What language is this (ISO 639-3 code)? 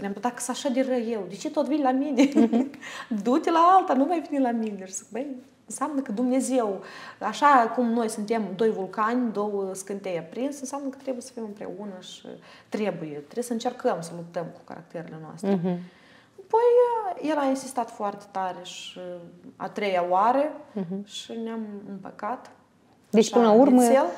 ron